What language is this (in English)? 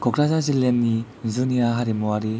Bodo